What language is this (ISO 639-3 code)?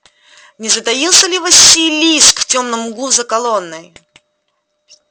rus